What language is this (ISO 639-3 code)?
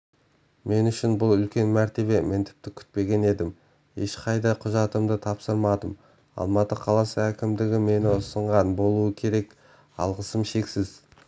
kaz